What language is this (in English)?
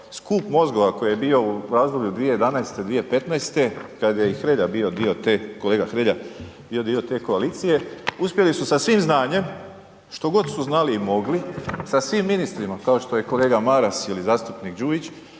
Croatian